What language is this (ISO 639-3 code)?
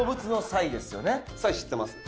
jpn